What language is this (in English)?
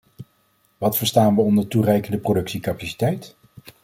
Dutch